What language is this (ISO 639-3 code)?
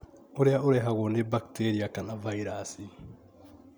kik